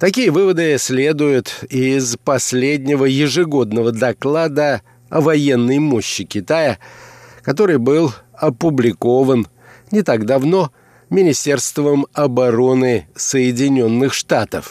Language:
Russian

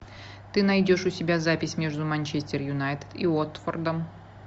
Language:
Russian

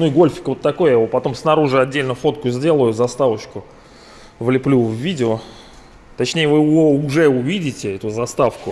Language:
Russian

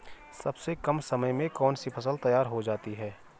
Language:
Hindi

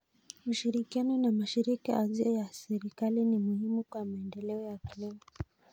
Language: Kalenjin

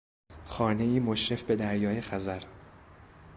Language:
Persian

